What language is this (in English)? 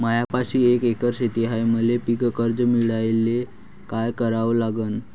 Marathi